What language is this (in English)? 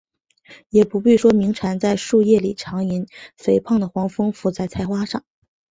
Chinese